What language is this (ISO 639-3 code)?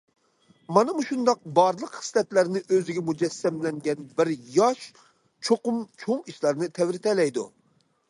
uig